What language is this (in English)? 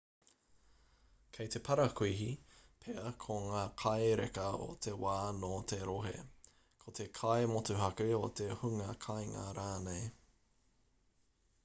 Māori